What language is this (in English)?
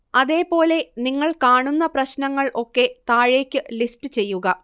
Malayalam